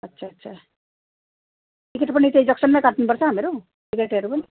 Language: Nepali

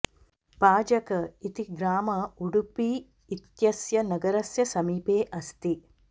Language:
Sanskrit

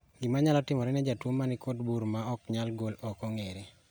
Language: Luo (Kenya and Tanzania)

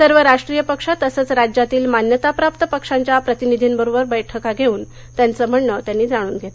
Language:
Marathi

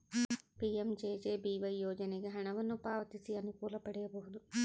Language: Kannada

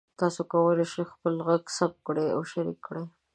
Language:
Pashto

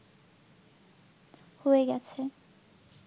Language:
Bangla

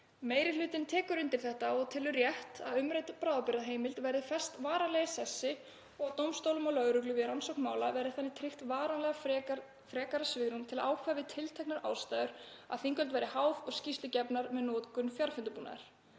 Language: Icelandic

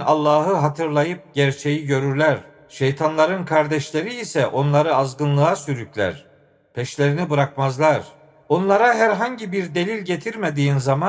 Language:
Turkish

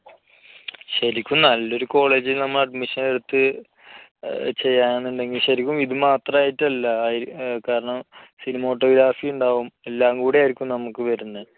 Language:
Malayalam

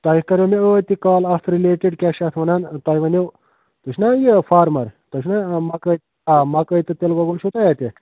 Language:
Kashmiri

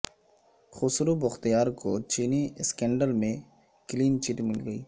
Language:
Urdu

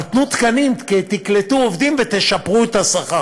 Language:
Hebrew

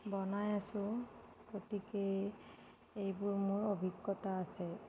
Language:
Assamese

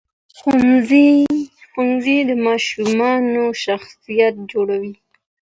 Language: Pashto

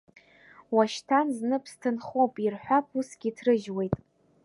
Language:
Abkhazian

